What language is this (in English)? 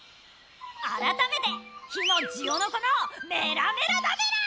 Japanese